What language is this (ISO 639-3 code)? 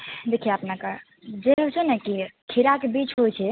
mai